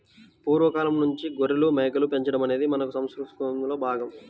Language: Telugu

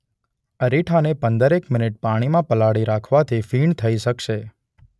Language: Gujarati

